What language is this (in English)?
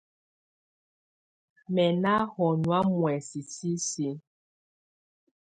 Tunen